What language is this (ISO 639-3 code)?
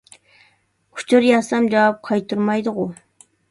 uig